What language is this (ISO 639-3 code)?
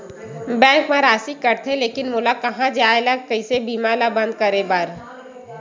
hne